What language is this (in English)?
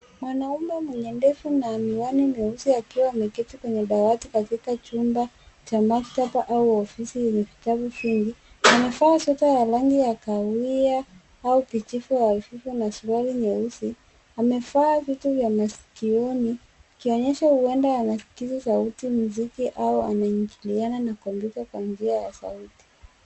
Swahili